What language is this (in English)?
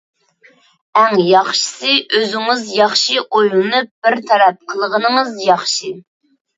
Uyghur